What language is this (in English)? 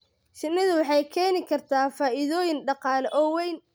Somali